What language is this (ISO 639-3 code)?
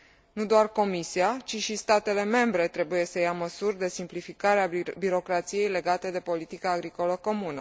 ron